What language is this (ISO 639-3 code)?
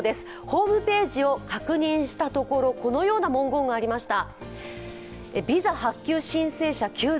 jpn